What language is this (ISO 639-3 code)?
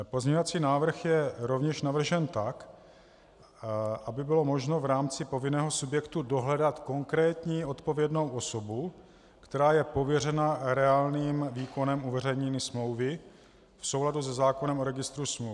ces